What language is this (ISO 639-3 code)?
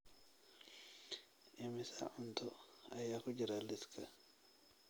som